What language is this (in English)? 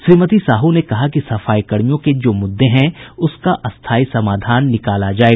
Hindi